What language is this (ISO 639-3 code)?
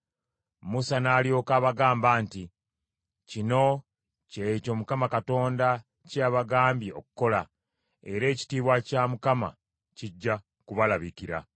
lug